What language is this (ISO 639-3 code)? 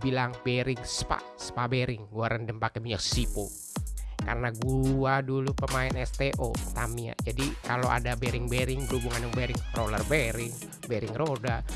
ind